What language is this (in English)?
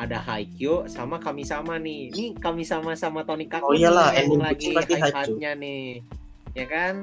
Indonesian